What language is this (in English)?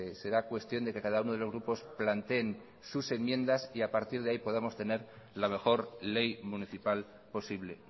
Spanish